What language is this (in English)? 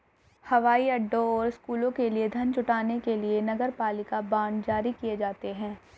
Hindi